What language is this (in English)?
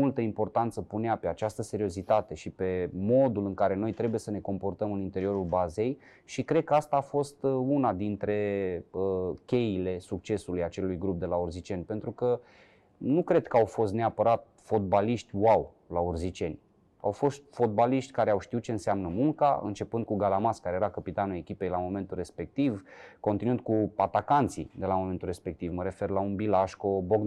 Romanian